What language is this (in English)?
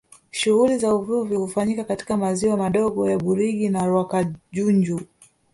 Swahili